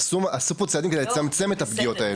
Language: Hebrew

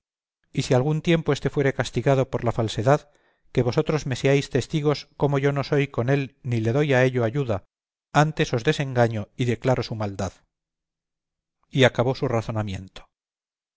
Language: Spanish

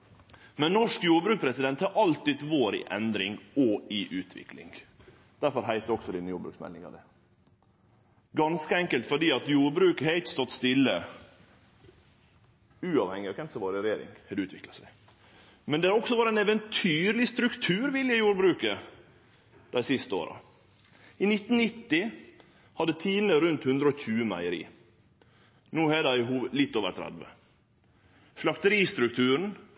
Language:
Norwegian Nynorsk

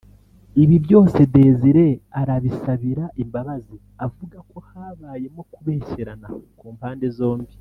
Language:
Kinyarwanda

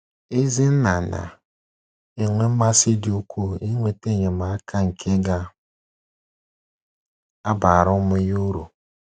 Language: Igbo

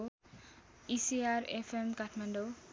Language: Nepali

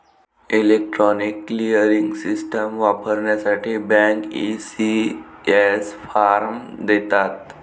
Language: Marathi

